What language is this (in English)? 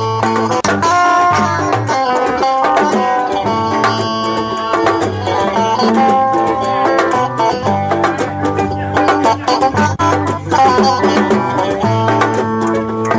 Fula